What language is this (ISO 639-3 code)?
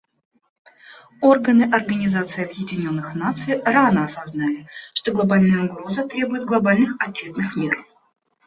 rus